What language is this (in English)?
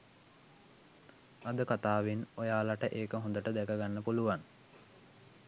Sinhala